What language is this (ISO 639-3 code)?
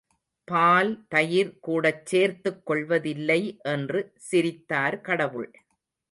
tam